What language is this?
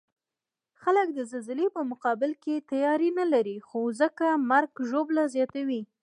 Pashto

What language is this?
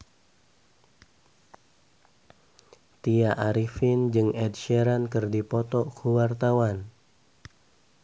Sundanese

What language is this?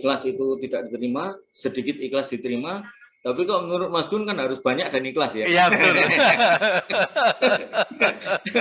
Indonesian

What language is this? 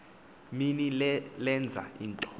Xhosa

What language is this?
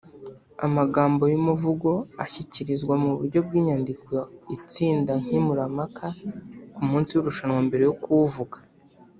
Kinyarwanda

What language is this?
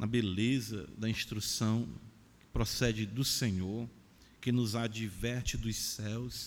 Portuguese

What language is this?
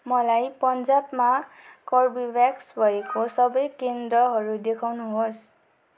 Nepali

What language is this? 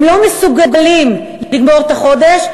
Hebrew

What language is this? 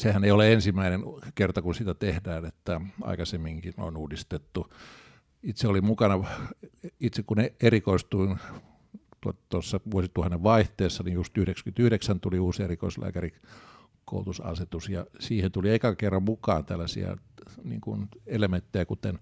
Finnish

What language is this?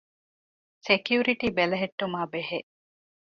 Divehi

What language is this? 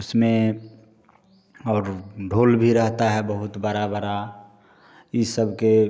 Hindi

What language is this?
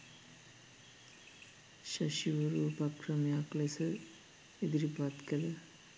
Sinhala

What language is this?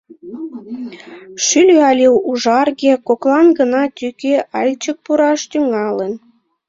Mari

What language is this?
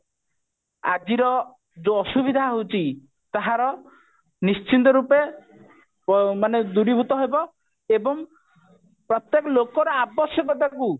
Odia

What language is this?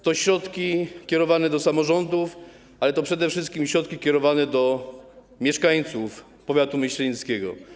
Polish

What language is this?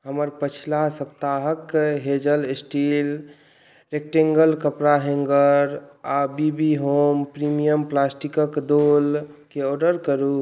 Maithili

